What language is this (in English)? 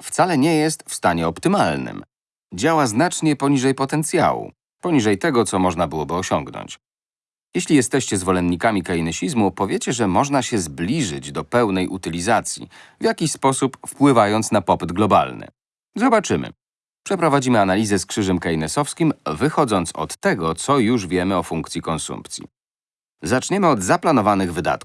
Polish